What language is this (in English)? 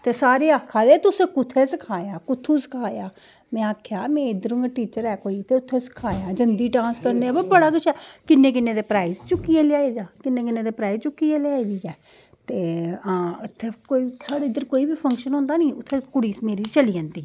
Dogri